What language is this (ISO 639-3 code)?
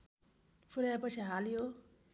nep